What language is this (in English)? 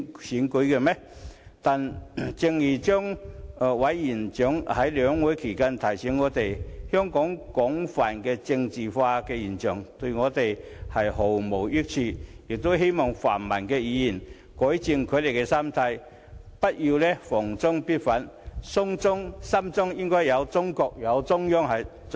Cantonese